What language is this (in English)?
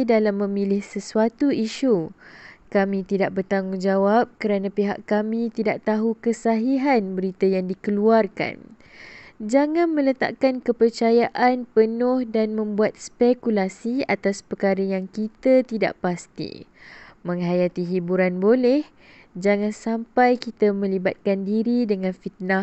Malay